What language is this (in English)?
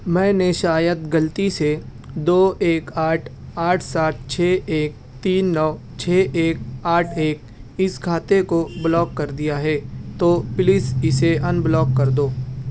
Urdu